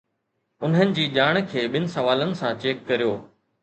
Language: Sindhi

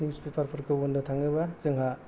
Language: Bodo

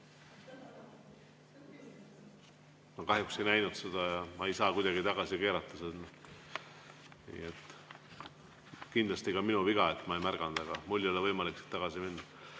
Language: Estonian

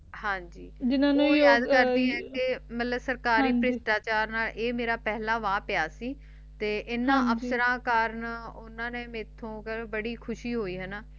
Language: Punjabi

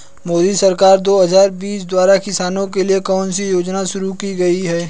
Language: Hindi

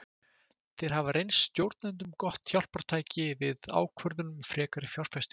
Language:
Icelandic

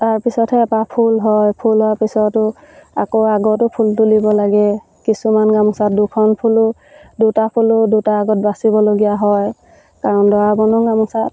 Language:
Assamese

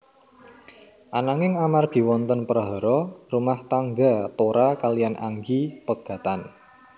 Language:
Javanese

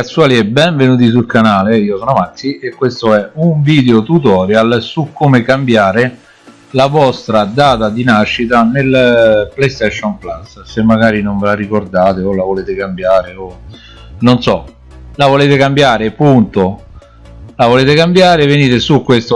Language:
Italian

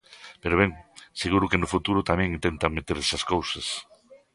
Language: Galician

